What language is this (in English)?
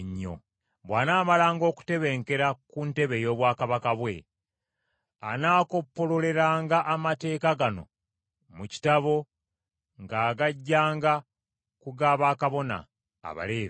Ganda